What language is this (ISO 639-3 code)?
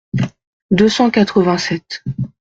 fra